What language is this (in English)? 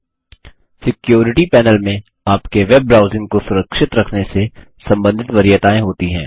Hindi